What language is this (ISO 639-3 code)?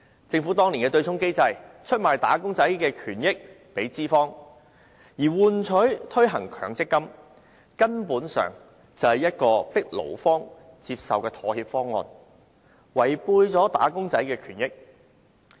yue